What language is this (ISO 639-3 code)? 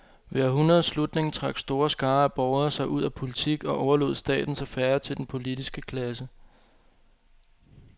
dan